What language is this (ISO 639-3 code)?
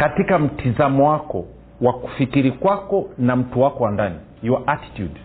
swa